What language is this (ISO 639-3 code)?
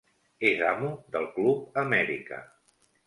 cat